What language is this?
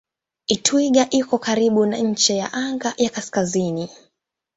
Swahili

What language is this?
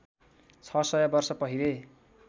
Nepali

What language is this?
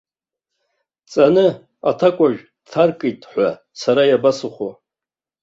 Abkhazian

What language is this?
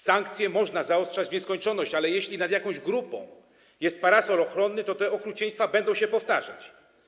Polish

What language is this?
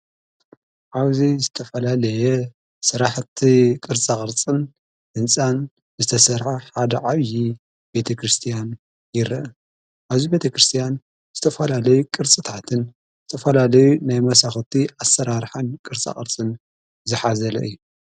Tigrinya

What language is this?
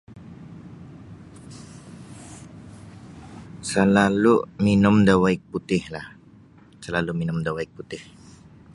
Sabah Bisaya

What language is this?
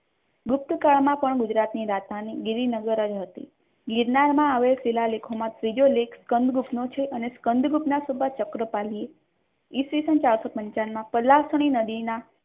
Gujarati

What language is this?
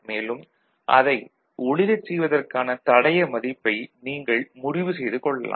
Tamil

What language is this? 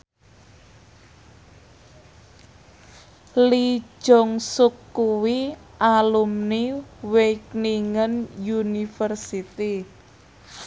Javanese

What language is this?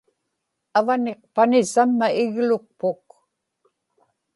Inupiaq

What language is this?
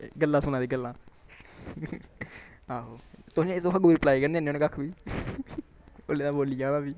Dogri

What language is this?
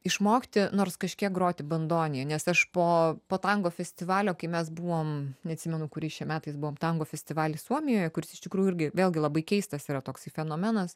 Lithuanian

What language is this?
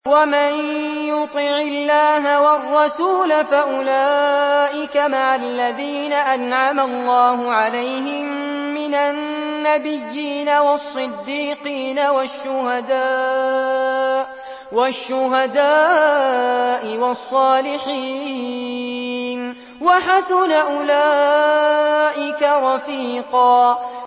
Arabic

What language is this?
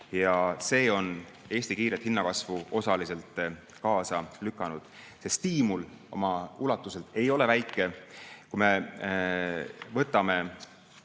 Estonian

